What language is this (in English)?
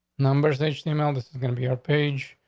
English